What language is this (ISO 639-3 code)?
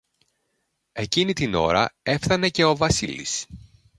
ell